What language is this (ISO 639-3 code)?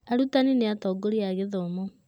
kik